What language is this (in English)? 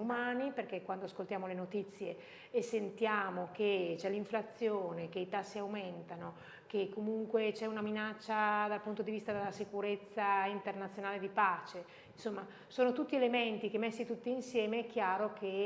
Italian